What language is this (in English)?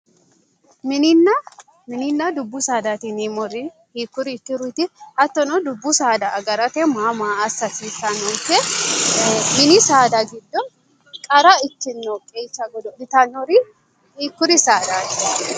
Sidamo